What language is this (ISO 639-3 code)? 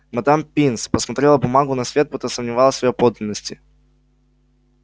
rus